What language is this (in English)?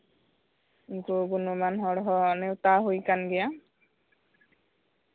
Santali